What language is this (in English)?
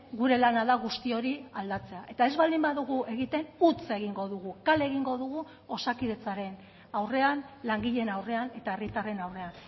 Basque